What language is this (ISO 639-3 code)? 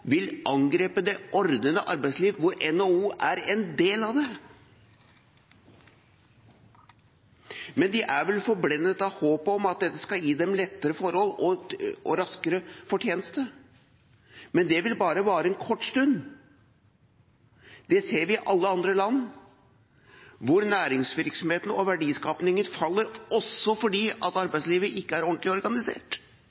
nob